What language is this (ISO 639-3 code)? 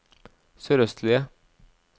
nor